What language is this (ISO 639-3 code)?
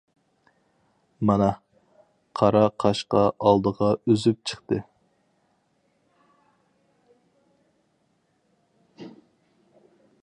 uig